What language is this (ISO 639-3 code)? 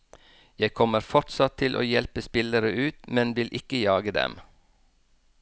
nor